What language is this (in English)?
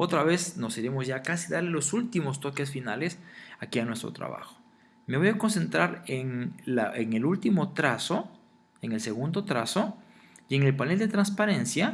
Spanish